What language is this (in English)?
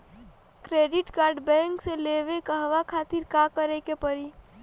Bhojpuri